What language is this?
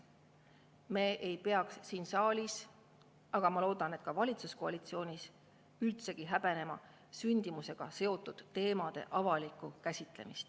Estonian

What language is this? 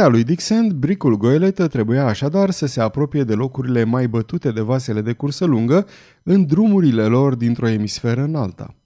Romanian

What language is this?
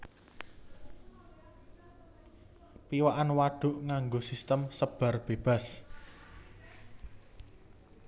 Javanese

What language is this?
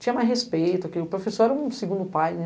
Portuguese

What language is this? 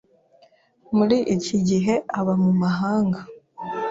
Kinyarwanda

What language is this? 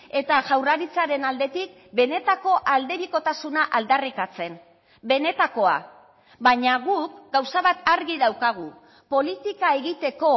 Basque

